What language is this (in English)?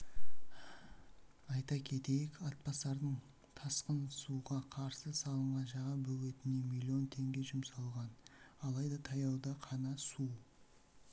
Kazakh